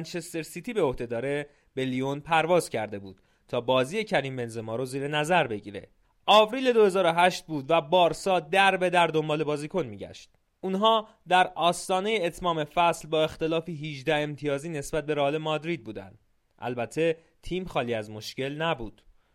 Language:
Persian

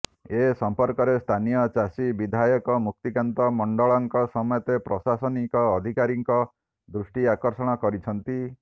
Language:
Odia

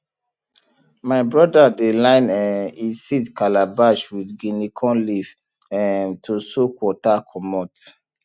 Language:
Nigerian Pidgin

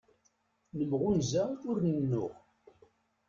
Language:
Kabyle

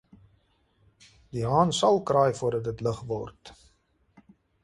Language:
Afrikaans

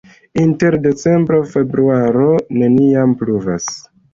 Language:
Esperanto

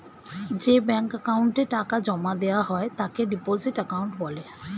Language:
Bangla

